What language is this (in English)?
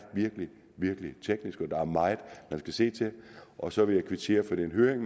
Danish